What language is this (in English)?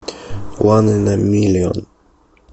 Russian